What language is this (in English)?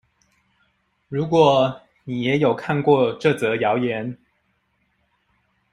Chinese